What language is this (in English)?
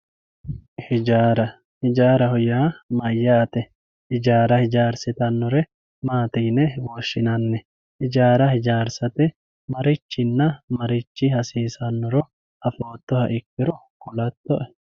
Sidamo